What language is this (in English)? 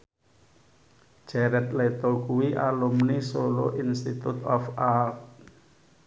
Javanese